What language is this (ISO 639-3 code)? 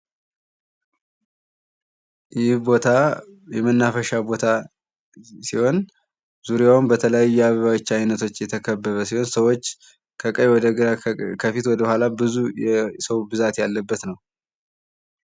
amh